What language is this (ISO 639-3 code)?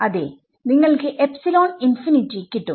mal